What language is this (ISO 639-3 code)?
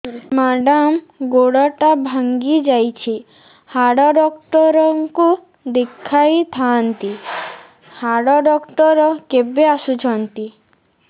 ori